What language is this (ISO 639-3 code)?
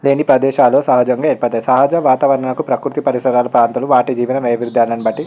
tel